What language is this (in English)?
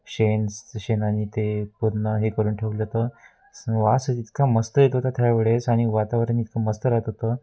Marathi